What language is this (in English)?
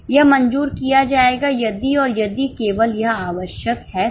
Hindi